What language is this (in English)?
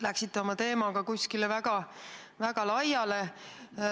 Estonian